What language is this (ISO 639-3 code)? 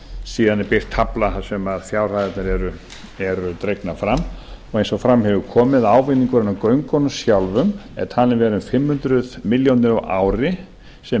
isl